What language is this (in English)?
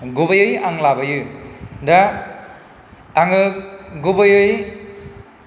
Bodo